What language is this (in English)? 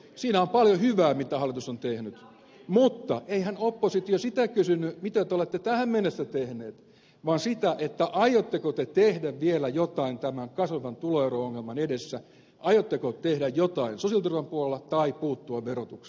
Finnish